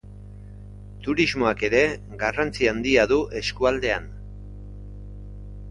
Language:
Basque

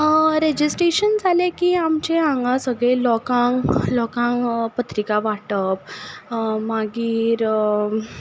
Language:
Konkani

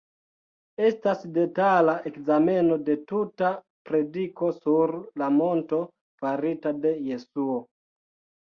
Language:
Esperanto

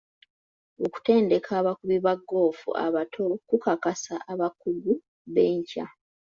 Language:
Ganda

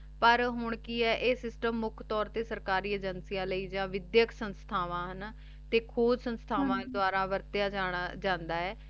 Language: Punjabi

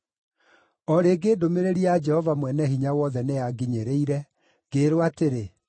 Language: Kikuyu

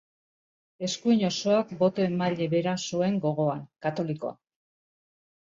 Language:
Basque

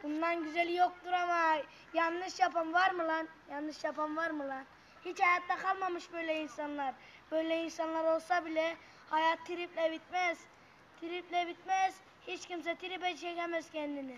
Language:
Turkish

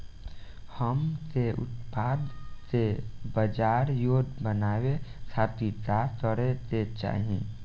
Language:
Bhojpuri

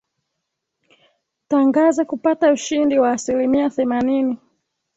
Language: Swahili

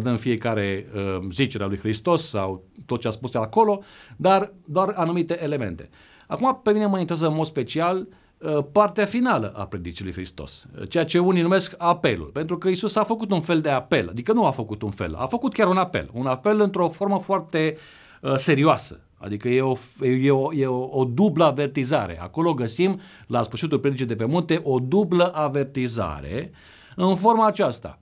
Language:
Romanian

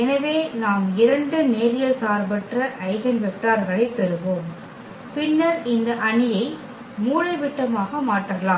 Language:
Tamil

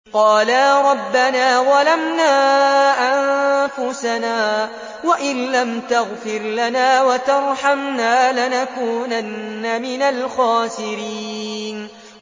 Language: Arabic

